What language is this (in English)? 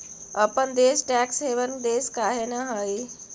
Magahi